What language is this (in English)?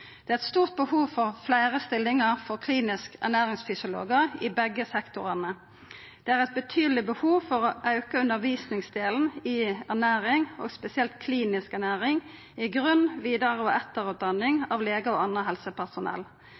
Norwegian Nynorsk